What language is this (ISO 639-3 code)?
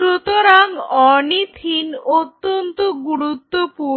ben